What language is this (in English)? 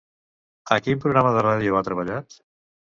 Catalan